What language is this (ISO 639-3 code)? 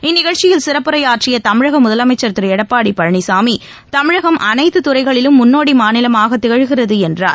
tam